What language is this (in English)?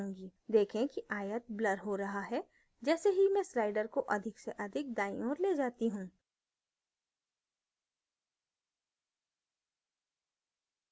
Hindi